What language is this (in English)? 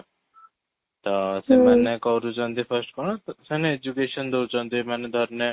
Odia